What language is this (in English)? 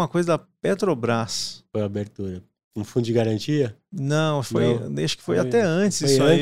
Portuguese